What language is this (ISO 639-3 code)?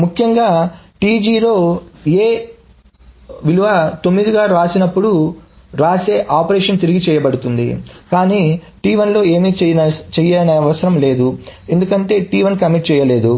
tel